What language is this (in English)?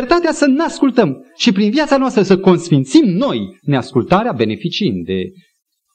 Romanian